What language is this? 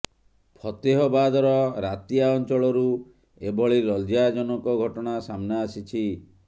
Odia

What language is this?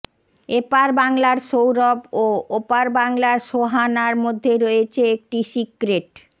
Bangla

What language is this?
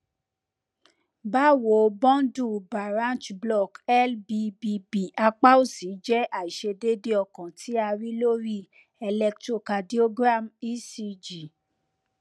Yoruba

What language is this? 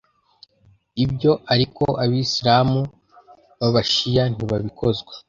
Kinyarwanda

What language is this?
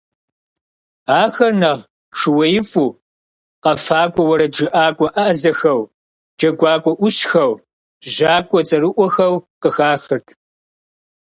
Kabardian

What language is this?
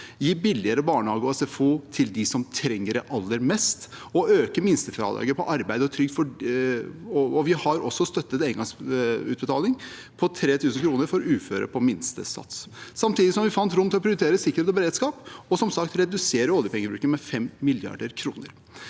Norwegian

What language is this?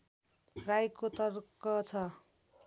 Nepali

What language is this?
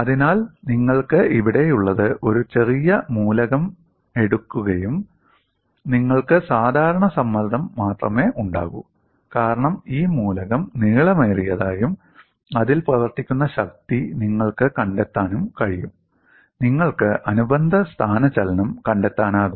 Malayalam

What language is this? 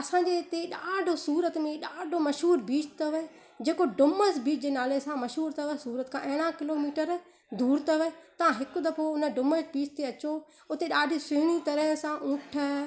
Sindhi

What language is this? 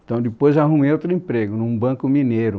Portuguese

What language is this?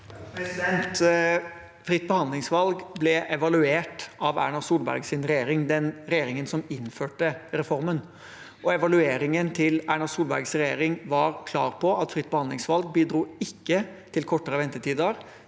Norwegian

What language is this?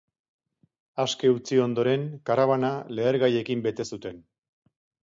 Basque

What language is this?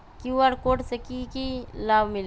Magahi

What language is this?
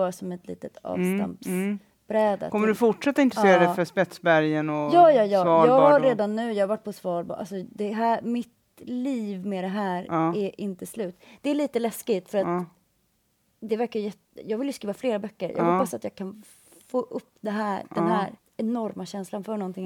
Swedish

